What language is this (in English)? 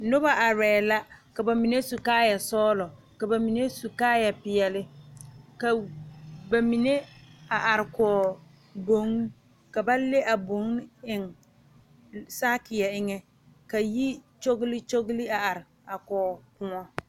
Southern Dagaare